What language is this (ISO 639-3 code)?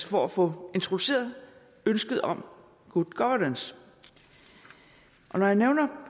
dan